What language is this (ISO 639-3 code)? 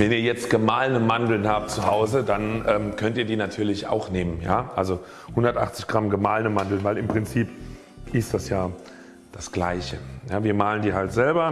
deu